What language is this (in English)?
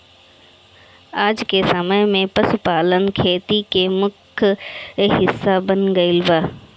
Bhojpuri